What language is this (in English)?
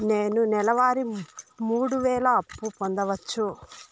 Telugu